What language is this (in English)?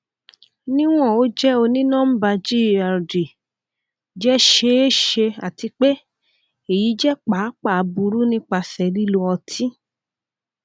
Yoruba